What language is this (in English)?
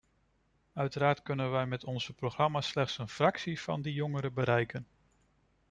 Dutch